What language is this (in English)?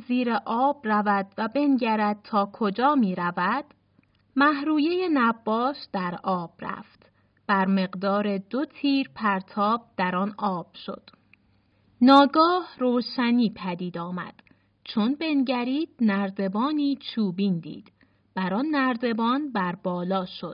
Persian